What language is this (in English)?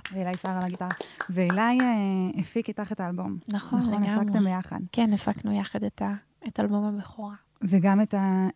Hebrew